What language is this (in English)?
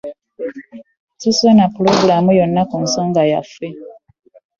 Ganda